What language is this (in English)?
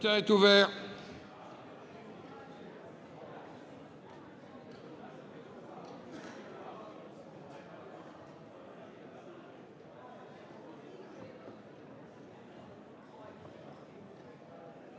French